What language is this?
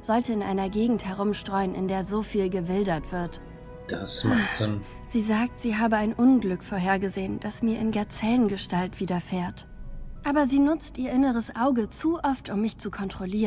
German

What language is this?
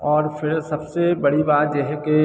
Hindi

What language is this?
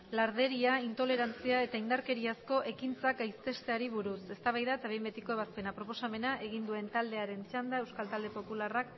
Basque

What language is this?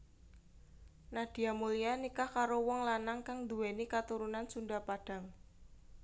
Javanese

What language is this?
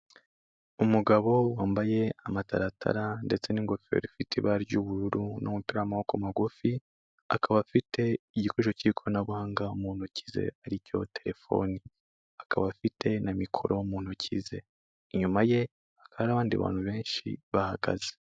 Kinyarwanda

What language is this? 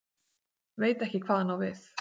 Icelandic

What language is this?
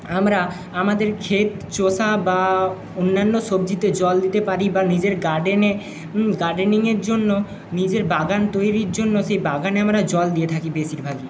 Bangla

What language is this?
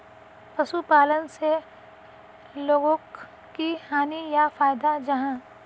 Magahi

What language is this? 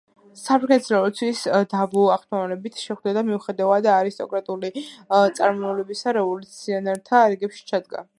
Georgian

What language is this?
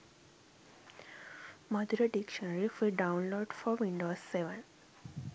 Sinhala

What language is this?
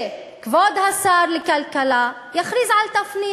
Hebrew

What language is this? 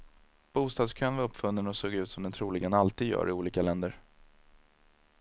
Swedish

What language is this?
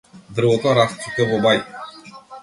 Macedonian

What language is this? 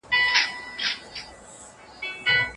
Pashto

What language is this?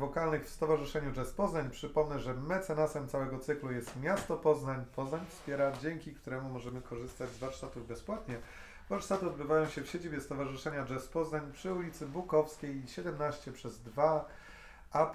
Polish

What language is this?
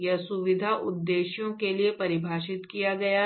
Hindi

